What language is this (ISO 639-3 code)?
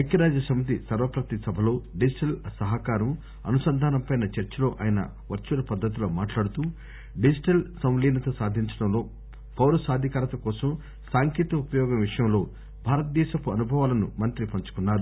tel